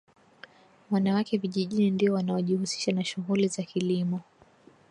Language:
Swahili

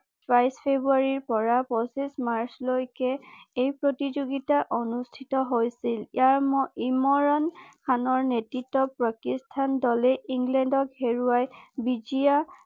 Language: Assamese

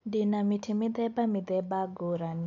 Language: Kikuyu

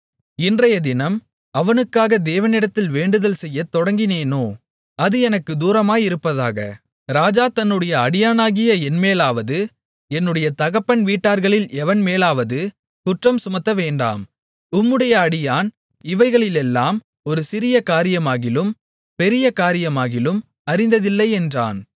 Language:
Tamil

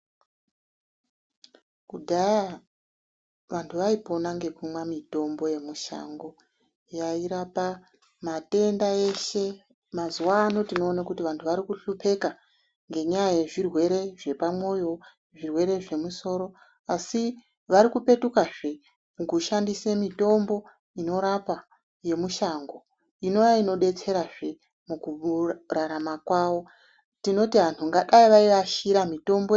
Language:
Ndau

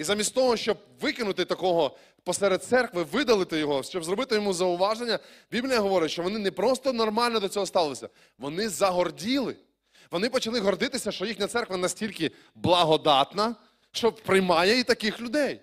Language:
Ukrainian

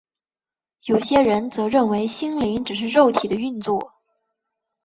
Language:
Chinese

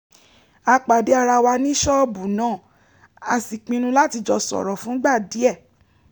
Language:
Yoruba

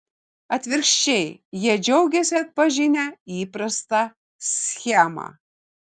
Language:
Lithuanian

